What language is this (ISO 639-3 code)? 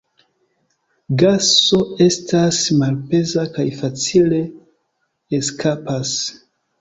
epo